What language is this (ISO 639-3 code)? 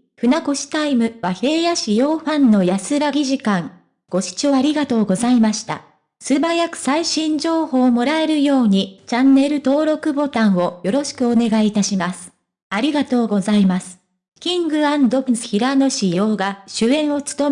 jpn